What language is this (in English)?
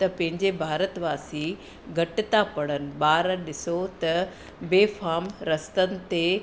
Sindhi